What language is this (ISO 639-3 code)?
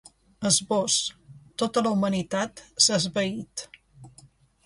cat